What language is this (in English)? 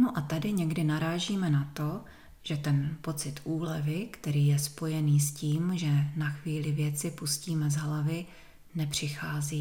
Czech